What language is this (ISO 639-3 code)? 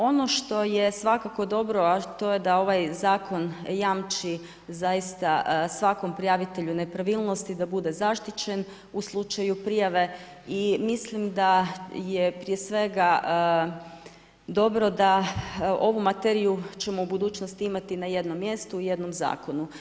hrv